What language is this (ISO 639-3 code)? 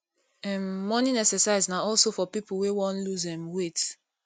pcm